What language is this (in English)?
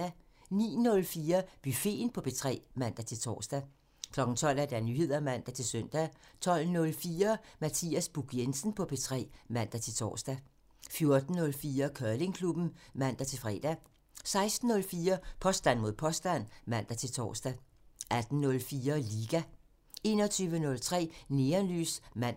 Danish